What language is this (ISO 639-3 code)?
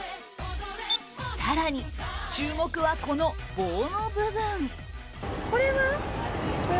jpn